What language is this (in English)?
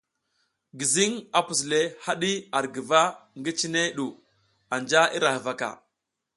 South Giziga